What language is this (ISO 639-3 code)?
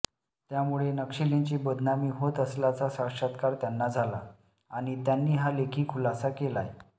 mar